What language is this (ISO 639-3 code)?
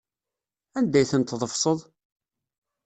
kab